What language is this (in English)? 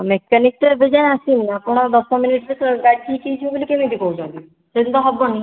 Odia